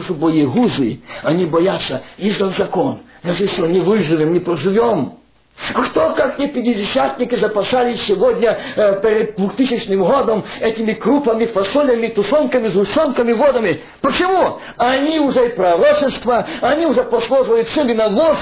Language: Russian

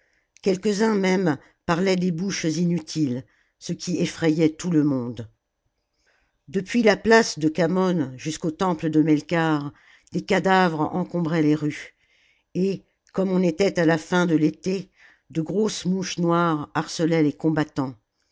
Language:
French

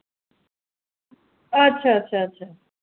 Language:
Dogri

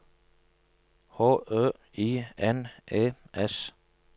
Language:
Norwegian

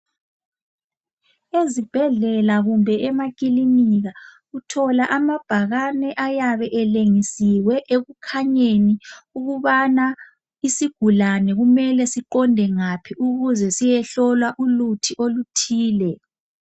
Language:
North Ndebele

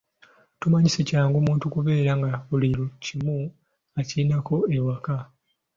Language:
Ganda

